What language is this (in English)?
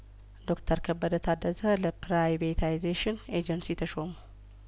Amharic